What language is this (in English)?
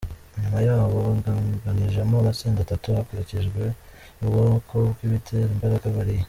Kinyarwanda